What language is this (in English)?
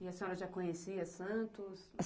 Portuguese